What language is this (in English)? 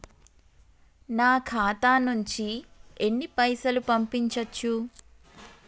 Telugu